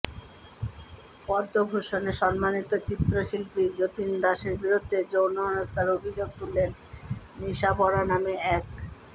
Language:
Bangla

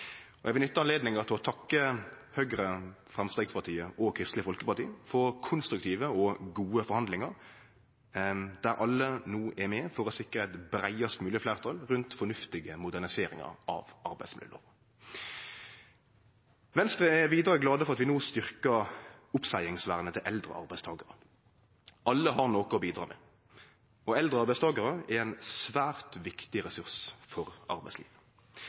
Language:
Norwegian Nynorsk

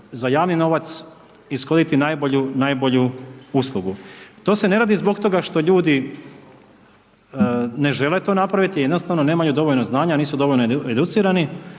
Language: Croatian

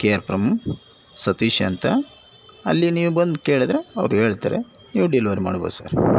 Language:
Kannada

